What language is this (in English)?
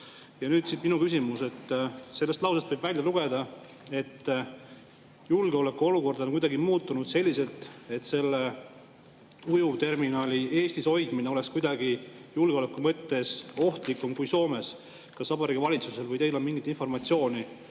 Estonian